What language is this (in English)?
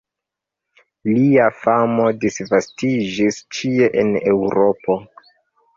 Esperanto